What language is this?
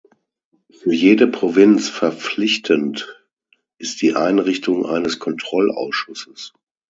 German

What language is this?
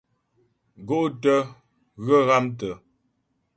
Ghomala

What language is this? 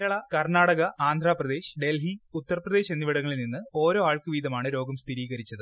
Malayalam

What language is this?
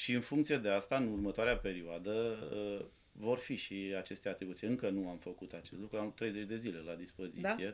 Romanian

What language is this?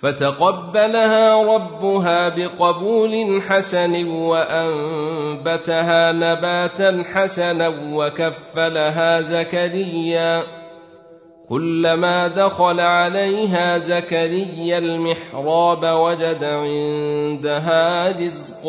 Arabic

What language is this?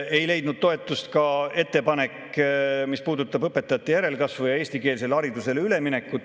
Estonian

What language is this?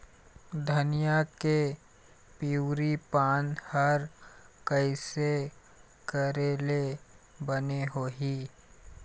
Chhattisgarhi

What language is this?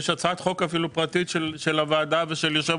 Hebrew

